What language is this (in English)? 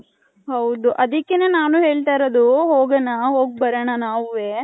Kannada